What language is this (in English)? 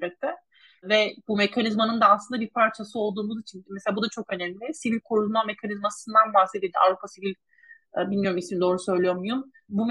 Turkish